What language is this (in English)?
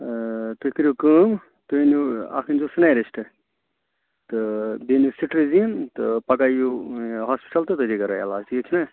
Kashmiri